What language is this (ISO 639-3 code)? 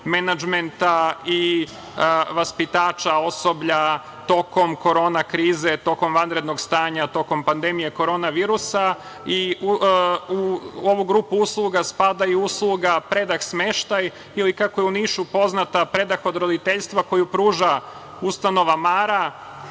srp